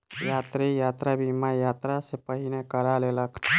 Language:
Maithili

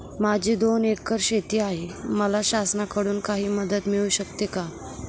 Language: Marathi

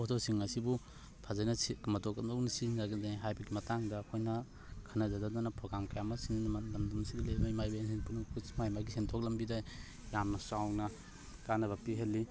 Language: Manipuri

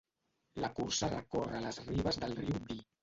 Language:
Catalan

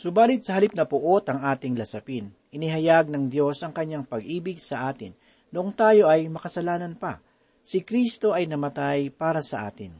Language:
Filipino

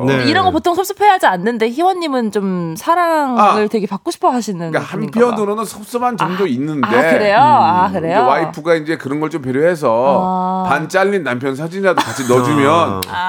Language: Korean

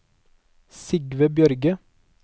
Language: Norwegian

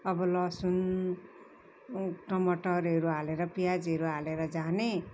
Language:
Nepali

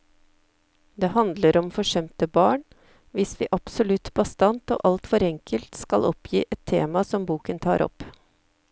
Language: Norwegian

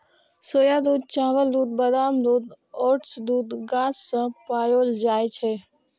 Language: Maithili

